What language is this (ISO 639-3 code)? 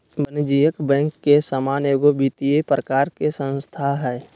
mag